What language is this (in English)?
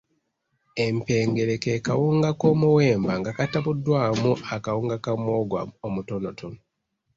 Ganda